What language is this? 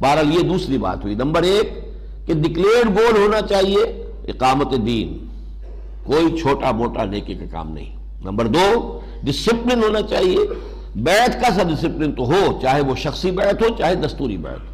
Urdu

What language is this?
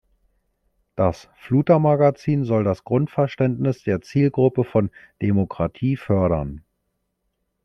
German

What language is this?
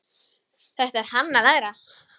Icelandic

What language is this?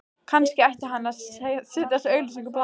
Icelandic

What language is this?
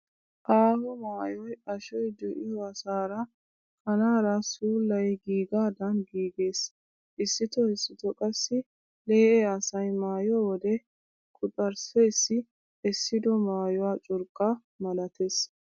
Wolaytta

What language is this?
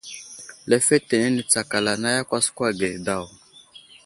Wuzlam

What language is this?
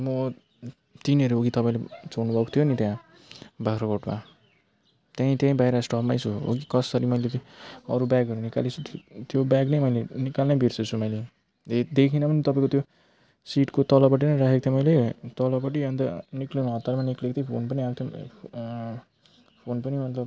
Nepali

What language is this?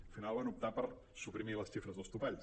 Catalan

